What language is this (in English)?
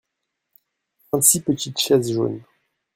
French